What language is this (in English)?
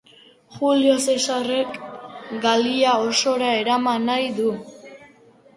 Basque